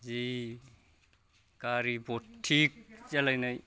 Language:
Bodo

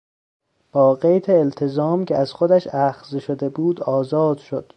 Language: Persian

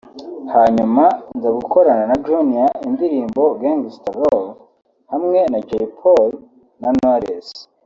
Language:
Kinyarwanda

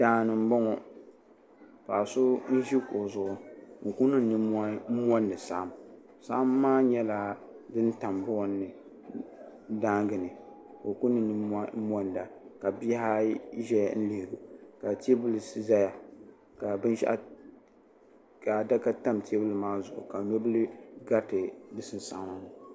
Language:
Dagbani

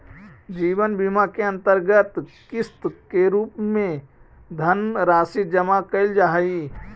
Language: Magahi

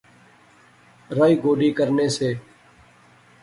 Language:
Pahari-Potwari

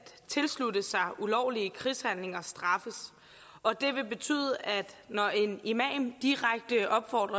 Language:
Danish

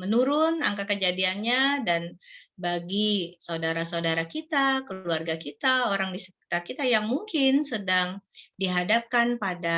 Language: Indonesian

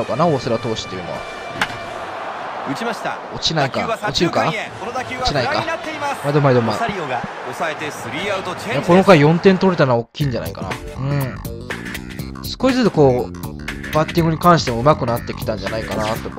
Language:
Japanese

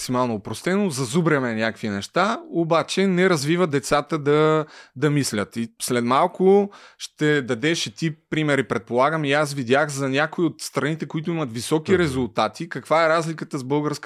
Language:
Bulgarian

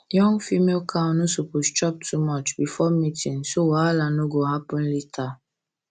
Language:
Nigerian Pidgin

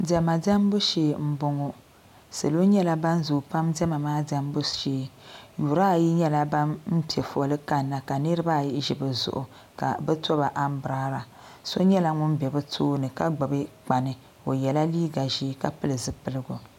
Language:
Dagbani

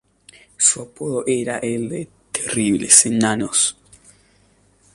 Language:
Spanish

